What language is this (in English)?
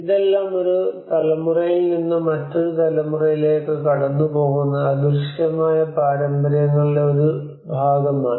Malayalam